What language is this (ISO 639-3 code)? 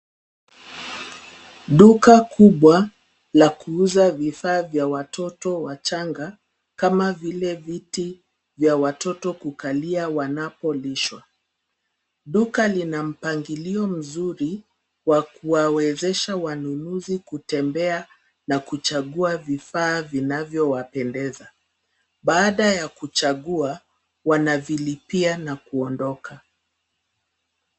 swa